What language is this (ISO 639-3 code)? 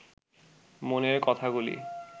ben